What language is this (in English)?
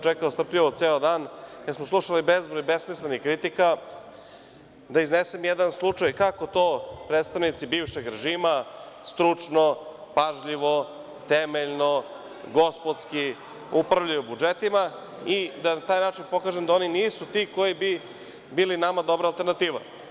Serbian